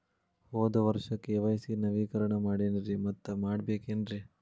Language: Kannada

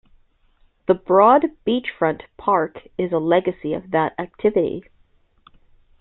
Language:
English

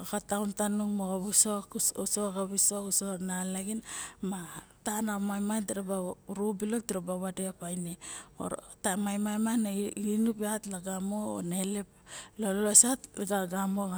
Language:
Barok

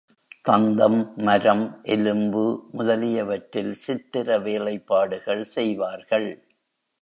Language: Tamil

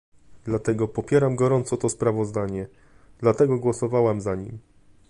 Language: Polish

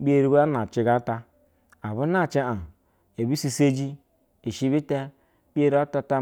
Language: Basa (Nigeria)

